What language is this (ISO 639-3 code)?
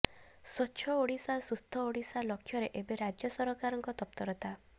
ori